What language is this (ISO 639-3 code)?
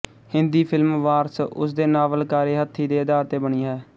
pan